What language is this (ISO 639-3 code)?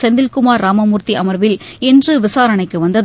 tam